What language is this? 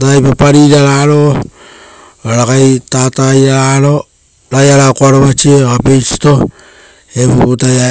Rotokas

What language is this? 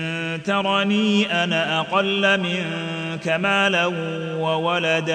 Arabic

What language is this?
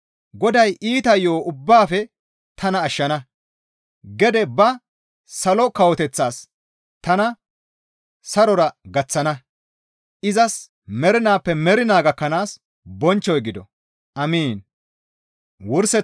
Gamo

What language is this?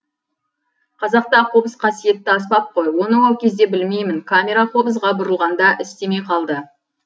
Kazakh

